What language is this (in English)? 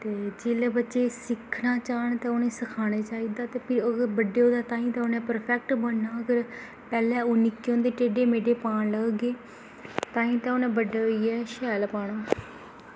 Dogri